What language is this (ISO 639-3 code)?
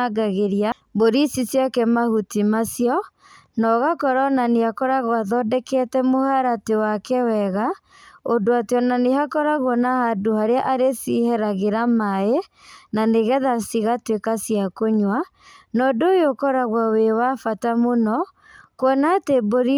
kik